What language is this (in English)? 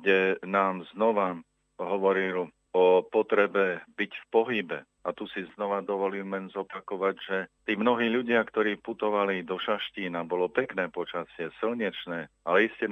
Slovak